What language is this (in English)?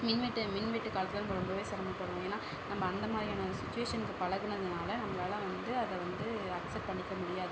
Tamil